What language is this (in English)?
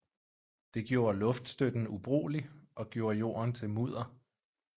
Danish